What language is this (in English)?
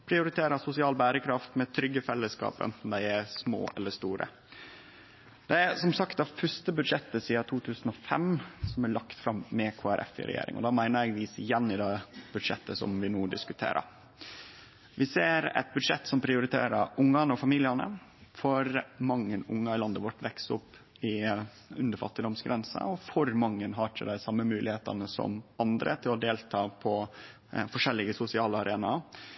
Norwegian Nynorsk